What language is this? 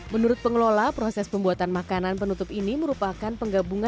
Indonesian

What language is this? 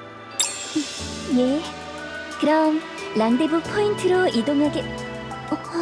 Korean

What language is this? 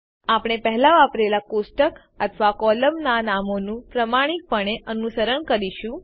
Gujarati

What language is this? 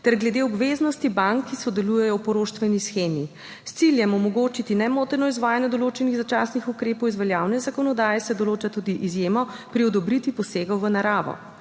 Slovenian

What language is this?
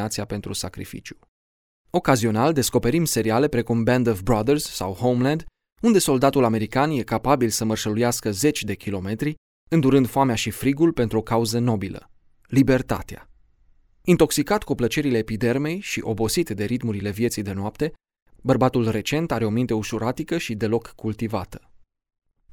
Romanian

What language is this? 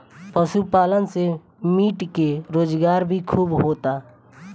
Bhojpuri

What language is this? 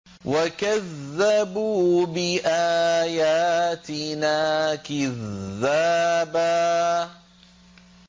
Arabic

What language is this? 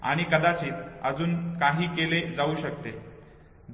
Marathi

